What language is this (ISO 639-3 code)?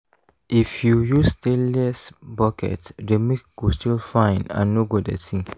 pcm